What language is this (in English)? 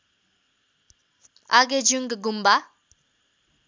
Nepali